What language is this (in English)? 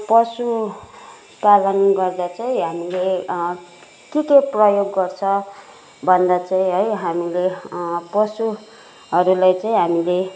Nepali